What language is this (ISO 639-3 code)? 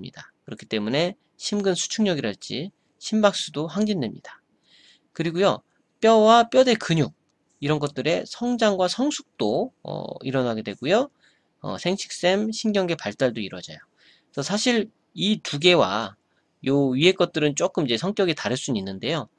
kor